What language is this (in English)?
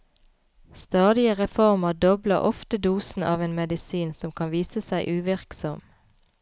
Norwegian